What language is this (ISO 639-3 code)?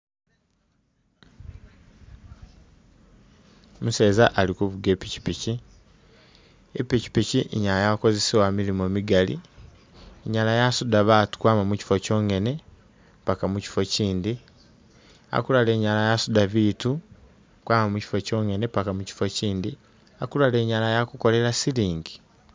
myx